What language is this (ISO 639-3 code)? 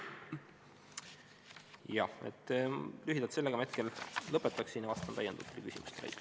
est